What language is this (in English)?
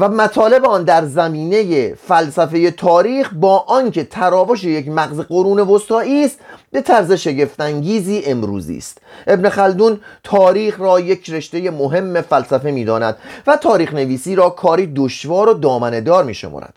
Persian